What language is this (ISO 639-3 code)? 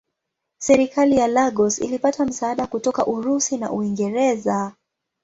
swa